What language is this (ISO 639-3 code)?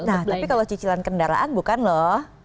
ind